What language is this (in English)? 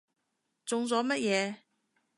Cantonese